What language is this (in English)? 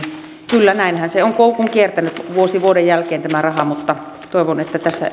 Finnish